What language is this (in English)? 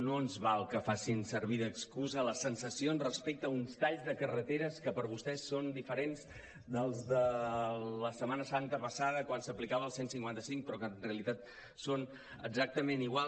Catalan